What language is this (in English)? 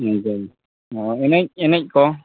Santali